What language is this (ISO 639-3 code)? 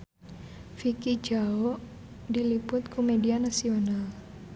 sun